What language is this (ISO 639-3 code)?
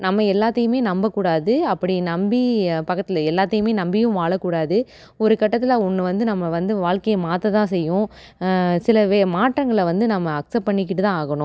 tam